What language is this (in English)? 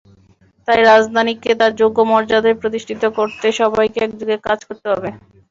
Bangla